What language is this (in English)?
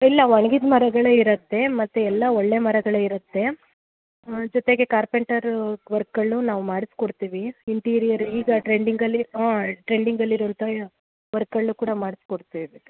Kannada